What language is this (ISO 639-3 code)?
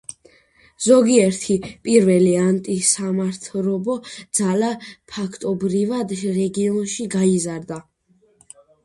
kat